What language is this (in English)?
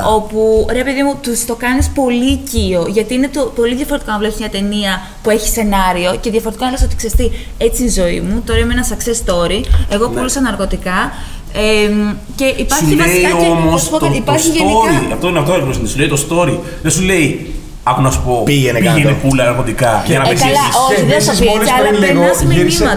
Greek